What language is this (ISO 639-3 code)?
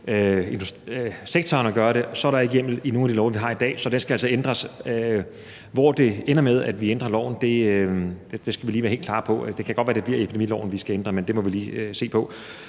dan